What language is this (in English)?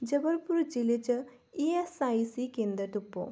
Dogri